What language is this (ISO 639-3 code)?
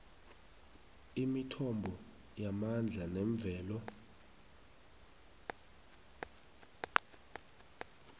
nbl